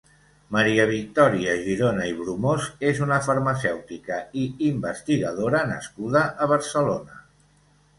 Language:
Catalan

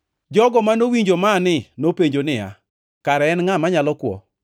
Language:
Luo (Kenya and Tanzania)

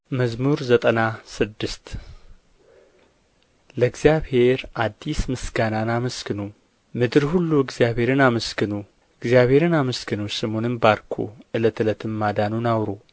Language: Amharic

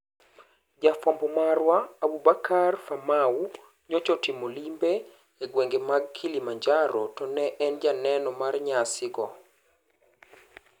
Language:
Luo (Kenya and Tanzania)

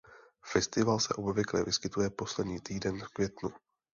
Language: Czech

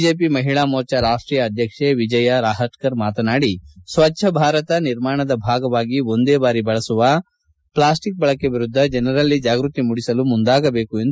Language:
Kannada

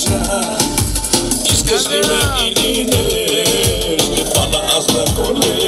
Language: Polish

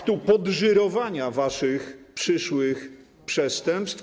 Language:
Polish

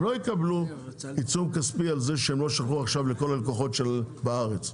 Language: Hebrew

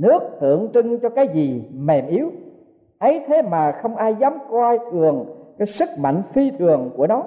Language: Vietnamese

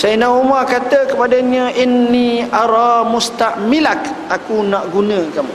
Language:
Malay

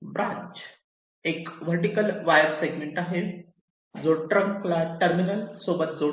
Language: Marathi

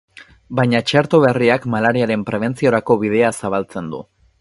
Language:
Basque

